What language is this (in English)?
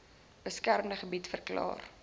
Afrikaans